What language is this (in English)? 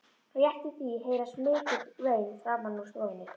Icelandic